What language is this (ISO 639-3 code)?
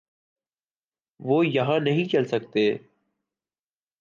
urd